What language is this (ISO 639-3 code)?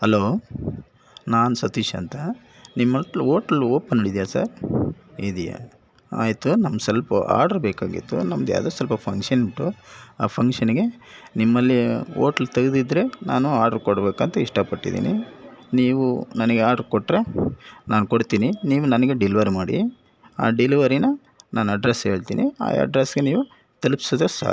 kan